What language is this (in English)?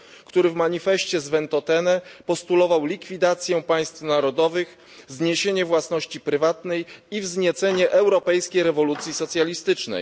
Polish